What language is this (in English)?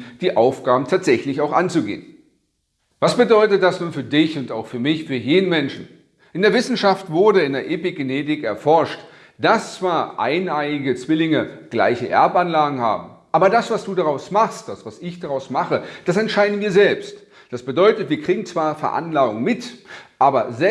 German